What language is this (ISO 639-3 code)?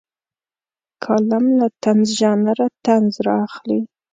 pus